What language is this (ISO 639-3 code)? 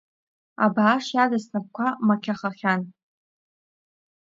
abk